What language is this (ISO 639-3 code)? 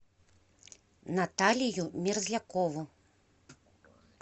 rus